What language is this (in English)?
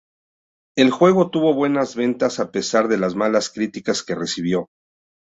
Spanish